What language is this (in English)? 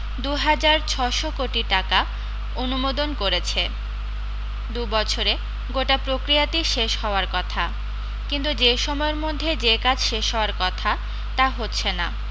Bangla